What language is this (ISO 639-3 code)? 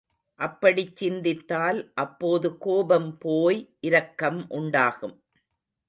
tam